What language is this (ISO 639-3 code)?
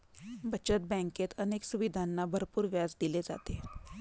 mar